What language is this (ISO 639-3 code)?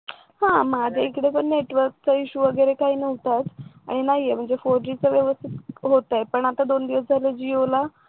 mar